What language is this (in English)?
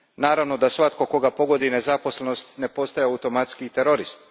Croatian